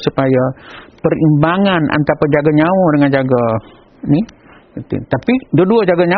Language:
Malay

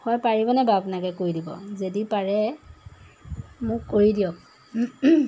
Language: Assamese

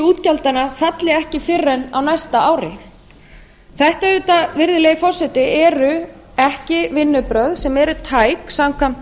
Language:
Icelandic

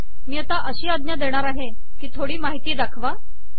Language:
Marathi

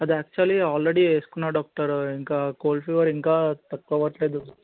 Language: Telugu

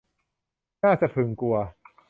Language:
Thai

